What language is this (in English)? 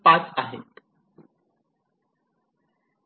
Marathi